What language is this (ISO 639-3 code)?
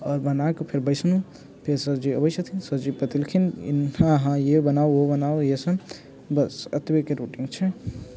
mai